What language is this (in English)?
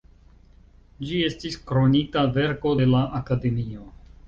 Esperanto